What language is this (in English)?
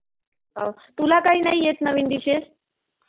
Marathi